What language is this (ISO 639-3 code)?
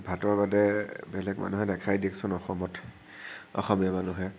asm